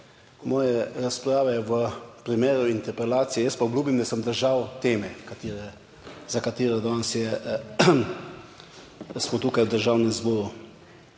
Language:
Slovenian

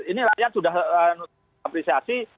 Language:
Indonesian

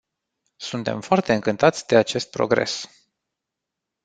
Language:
Romanian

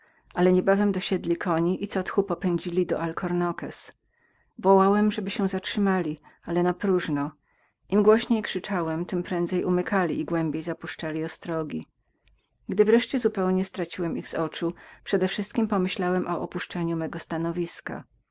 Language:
Polish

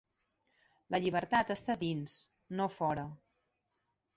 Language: Catalan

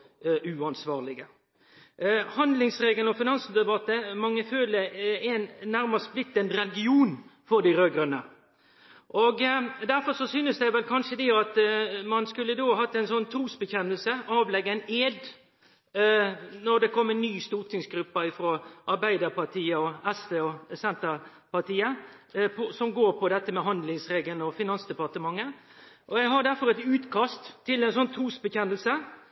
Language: Norwegian Nynorsk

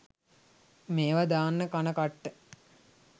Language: Sinhala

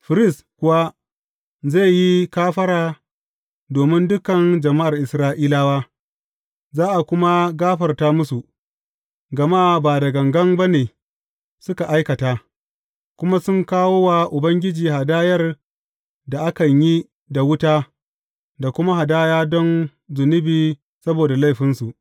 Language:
Hausa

